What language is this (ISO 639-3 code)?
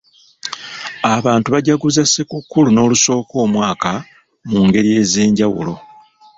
lug